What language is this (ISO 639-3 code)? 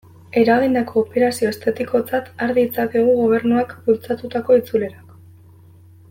eus